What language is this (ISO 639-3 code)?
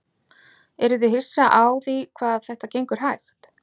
isl